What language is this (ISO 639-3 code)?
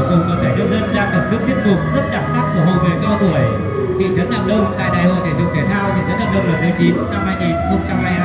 vie